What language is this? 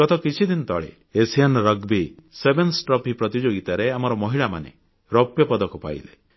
Odia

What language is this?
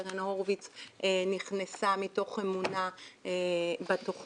Hebrew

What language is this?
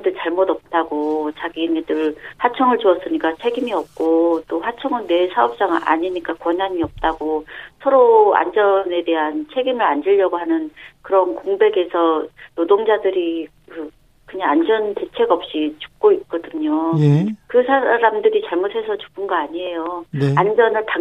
Korean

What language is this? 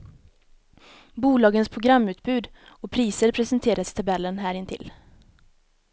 Swedish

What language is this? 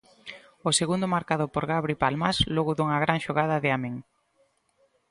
Galician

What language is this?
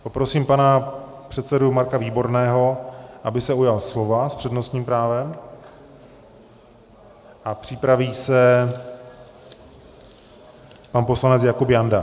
Czech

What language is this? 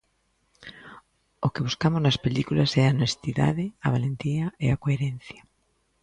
Galician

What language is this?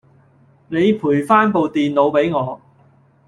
Cantonese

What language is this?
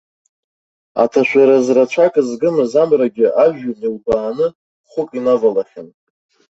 Abkhazian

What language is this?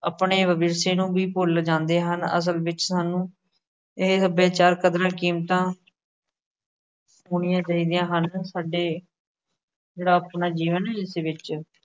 Punjabi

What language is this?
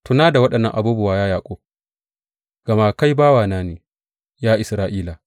Hausa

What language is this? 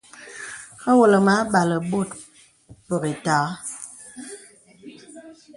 Bebele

